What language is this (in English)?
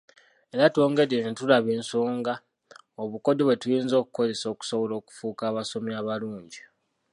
Ganda